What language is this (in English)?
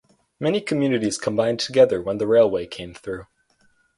English